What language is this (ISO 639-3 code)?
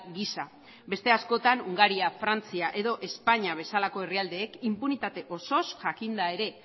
eus